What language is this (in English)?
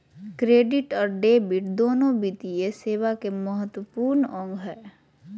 Magahi